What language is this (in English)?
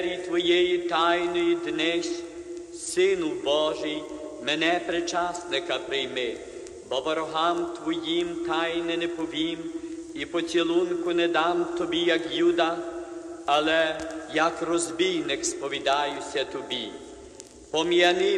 Romanian